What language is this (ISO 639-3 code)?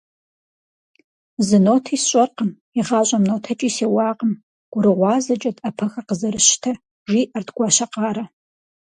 kbd